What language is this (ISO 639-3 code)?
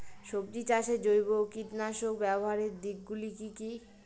ben